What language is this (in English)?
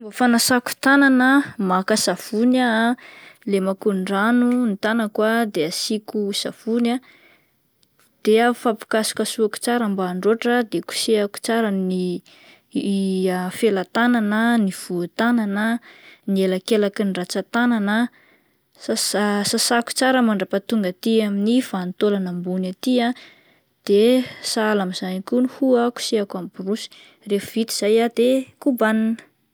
Malagasy